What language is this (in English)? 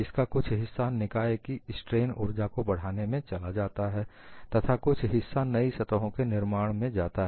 Hindi